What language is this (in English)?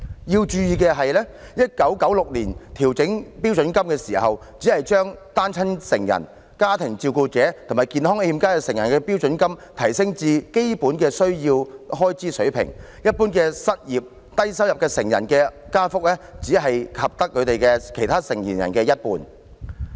Cantonese